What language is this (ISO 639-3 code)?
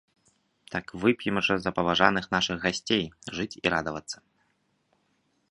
bel